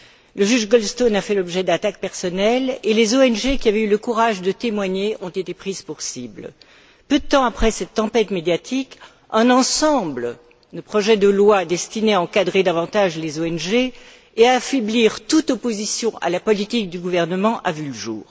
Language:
French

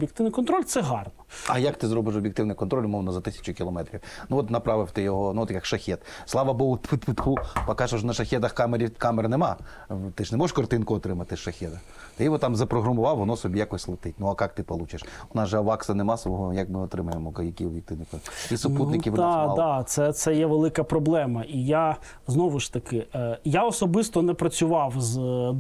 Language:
Ukrainian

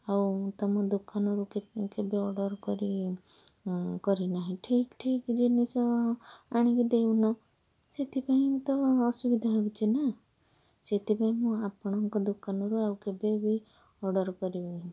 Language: Odia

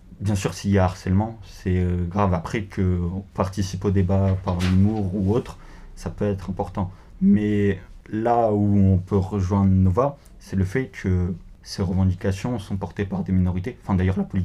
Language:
French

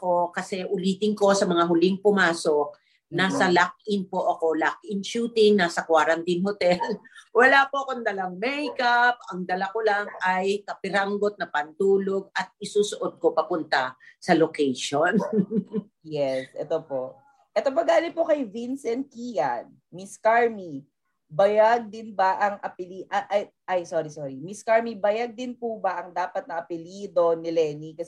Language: Filipino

